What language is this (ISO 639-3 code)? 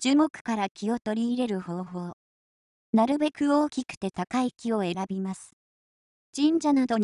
jpn